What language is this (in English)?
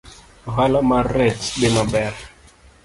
Luo (Kenya and Tanzania)